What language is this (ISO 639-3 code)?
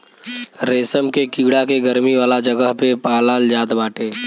bho